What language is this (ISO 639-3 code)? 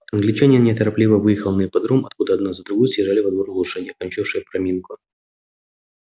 rus